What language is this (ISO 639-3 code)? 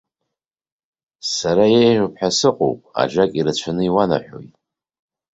abk